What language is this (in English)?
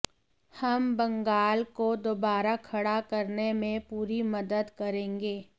Hindi